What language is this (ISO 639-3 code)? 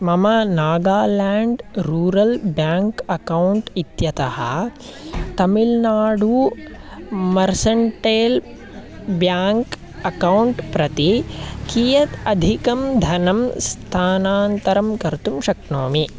san